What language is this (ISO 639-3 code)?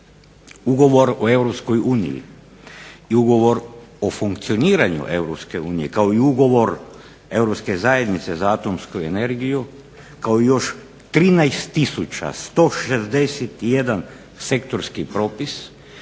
hrv